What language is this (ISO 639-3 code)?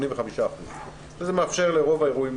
heb